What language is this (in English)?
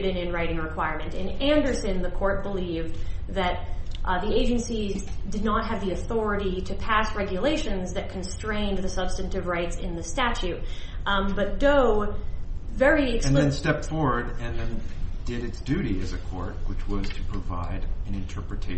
English